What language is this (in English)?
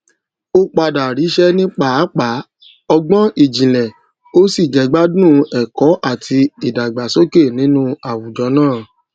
Yoruba